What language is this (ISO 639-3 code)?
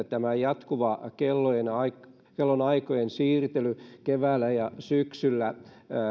fin